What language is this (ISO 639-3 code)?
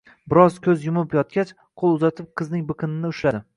uzb